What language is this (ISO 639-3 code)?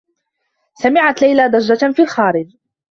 ara